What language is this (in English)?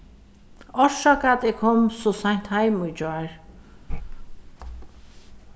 Faroese